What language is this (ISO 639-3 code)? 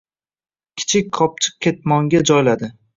uzb